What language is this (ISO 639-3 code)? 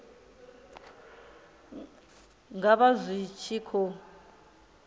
ven